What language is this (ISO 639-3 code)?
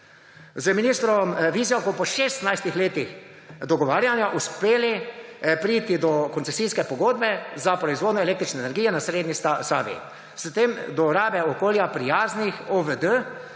slv